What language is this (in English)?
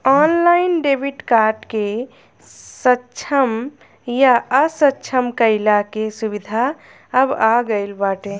Bhojpuri